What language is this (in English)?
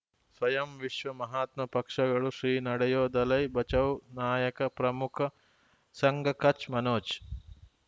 Kannada